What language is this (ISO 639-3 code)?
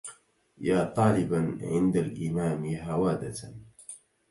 ara